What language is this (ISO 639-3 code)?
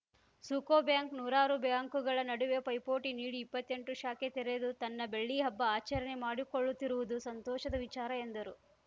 kan